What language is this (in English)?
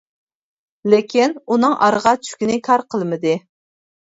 Uyghur